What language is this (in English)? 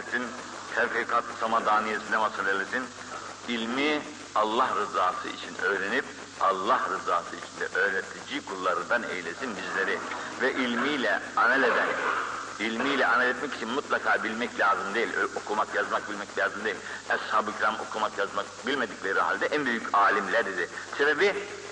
Turkish